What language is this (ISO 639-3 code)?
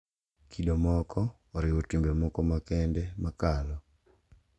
luo